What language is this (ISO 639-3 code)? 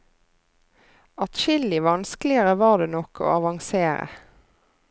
nor